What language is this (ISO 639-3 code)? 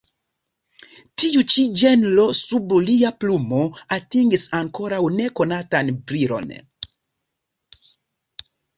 epo